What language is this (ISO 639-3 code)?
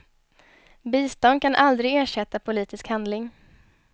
swe